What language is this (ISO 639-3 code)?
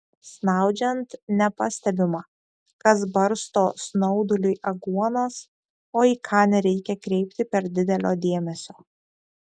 lit